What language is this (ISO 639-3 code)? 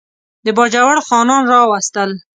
pus